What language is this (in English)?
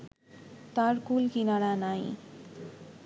Bangla